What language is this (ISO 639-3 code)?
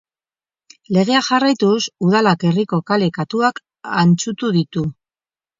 eus